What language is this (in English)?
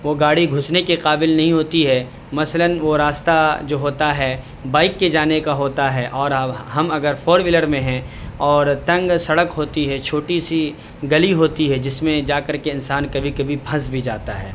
Urdu